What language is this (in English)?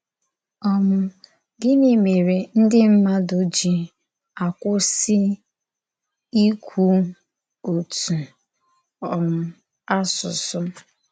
Igbo